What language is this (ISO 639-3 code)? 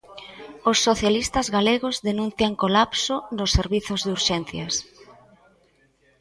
glg